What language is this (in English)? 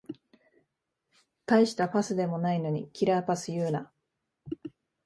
Japanese